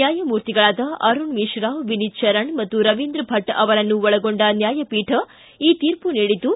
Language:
Kannada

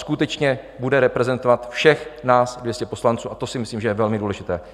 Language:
Czech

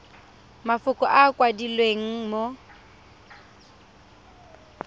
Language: Tswana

